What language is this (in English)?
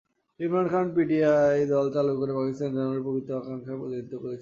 Bangla